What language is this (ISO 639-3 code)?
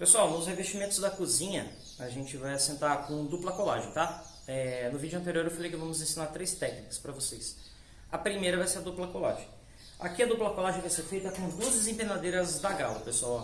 por